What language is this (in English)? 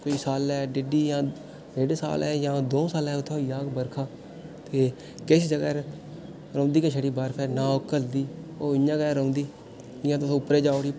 Dogri